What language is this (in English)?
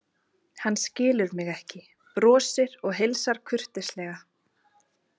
Icelandic